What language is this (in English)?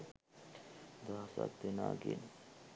Sinhala